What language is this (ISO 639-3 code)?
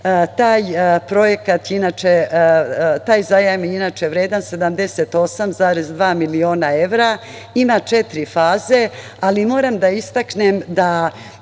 srp